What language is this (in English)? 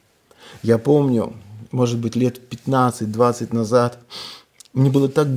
Russian